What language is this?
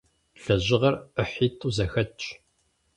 Kabardian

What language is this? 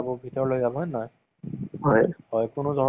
Assamese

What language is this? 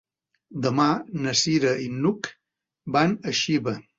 Catalan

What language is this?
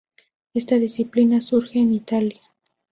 Spanish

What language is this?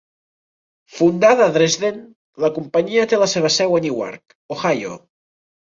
Catalan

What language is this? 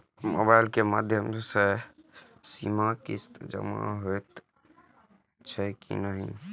Maithili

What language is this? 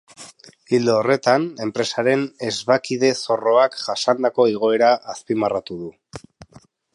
Basque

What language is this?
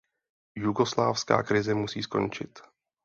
Czech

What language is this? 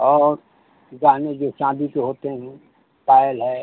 Hindi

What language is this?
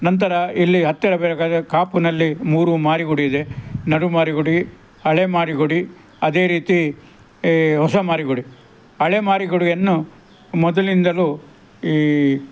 Kannada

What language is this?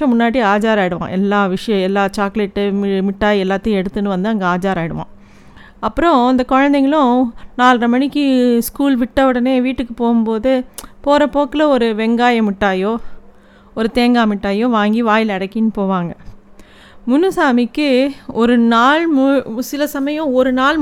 Tamil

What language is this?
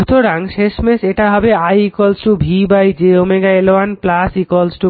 Bangla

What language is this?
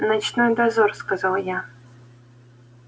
Russian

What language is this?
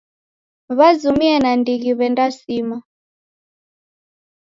Taita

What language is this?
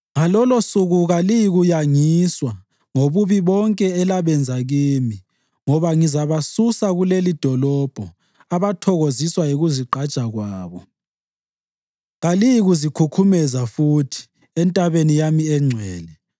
North Ndebele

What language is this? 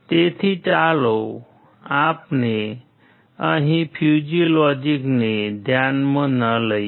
Gujarati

